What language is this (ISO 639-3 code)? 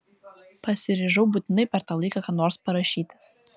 lit